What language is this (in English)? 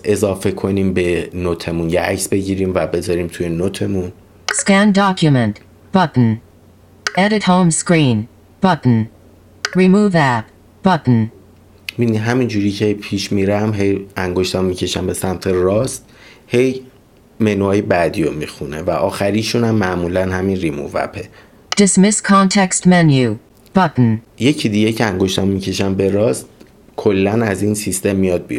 Persian